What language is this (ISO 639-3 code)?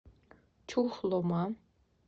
rus